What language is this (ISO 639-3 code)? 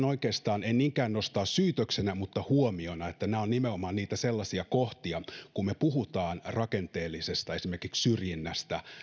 fin